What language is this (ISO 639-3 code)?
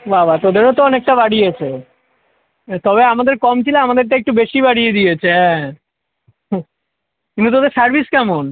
ben